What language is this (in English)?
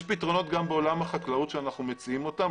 Hebrew